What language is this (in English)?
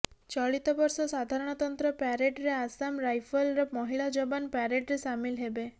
Odia